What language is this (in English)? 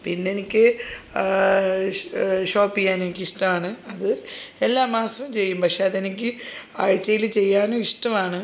Malayalam